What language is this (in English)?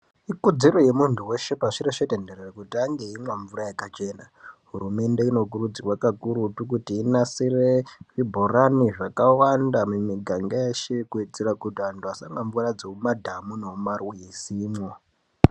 Ndau